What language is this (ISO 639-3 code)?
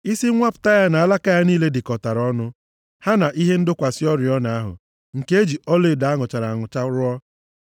ibo